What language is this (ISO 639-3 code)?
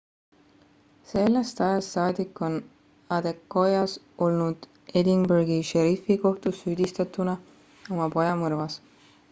est